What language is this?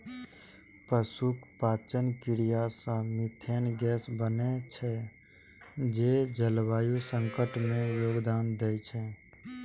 Maithili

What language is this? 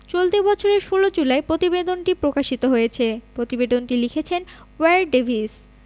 Bangla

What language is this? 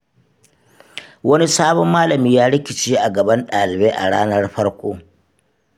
Hausa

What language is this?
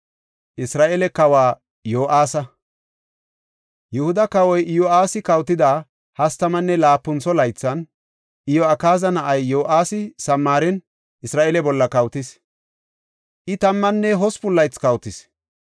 Gofa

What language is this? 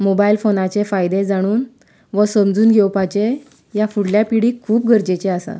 Konkani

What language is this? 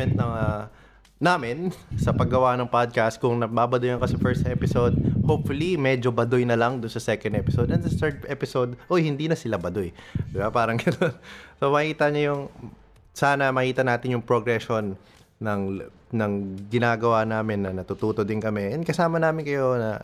Filipino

